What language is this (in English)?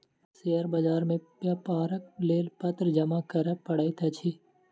Maithili